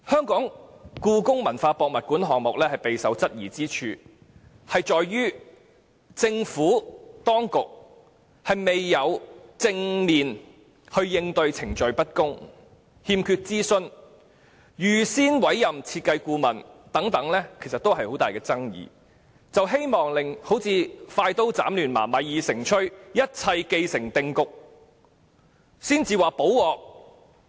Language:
Cantonese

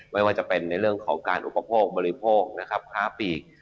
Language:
Thai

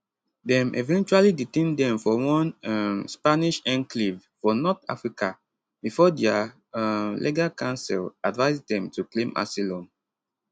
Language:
Nigerian Pidgin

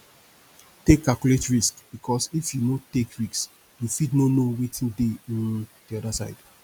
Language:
Nigerian Pidgin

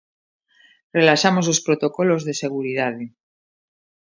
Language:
Galician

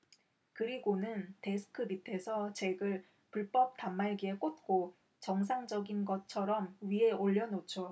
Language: Korean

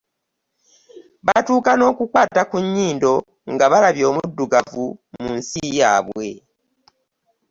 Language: Ganda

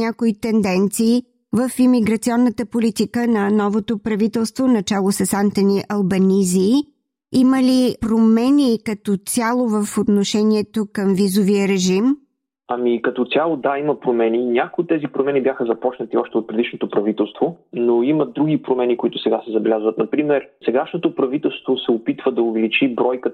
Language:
Bulgarian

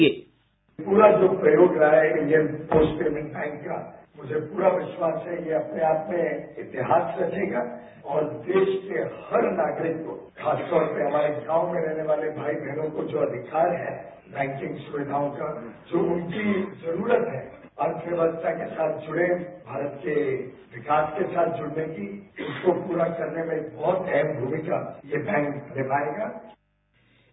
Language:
Hindi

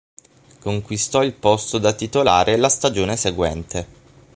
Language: Italian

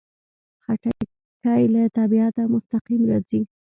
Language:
Pashto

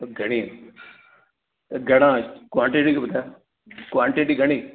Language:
Sindhi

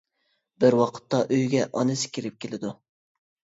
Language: Uyghur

